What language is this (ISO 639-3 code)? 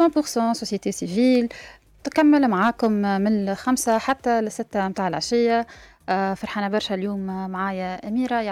ara